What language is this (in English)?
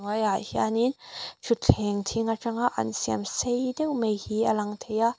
Mizo